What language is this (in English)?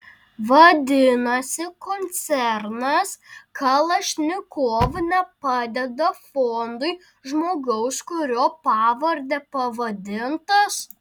Lithuanian